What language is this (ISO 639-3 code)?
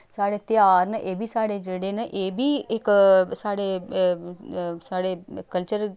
doi